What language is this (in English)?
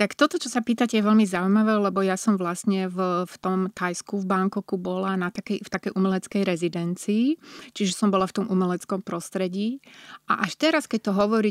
Slovak